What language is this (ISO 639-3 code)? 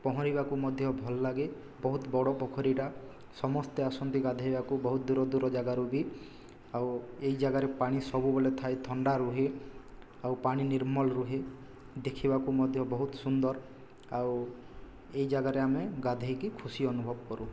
ori